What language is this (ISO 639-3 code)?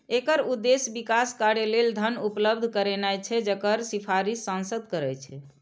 mai